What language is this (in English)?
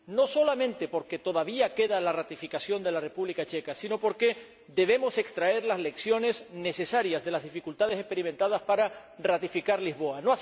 Spanish